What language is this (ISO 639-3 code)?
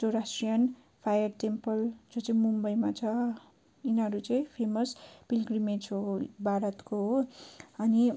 nep